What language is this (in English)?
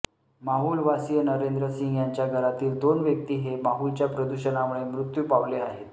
Marathi